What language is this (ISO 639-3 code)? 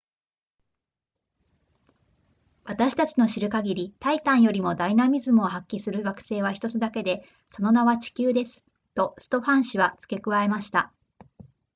jpn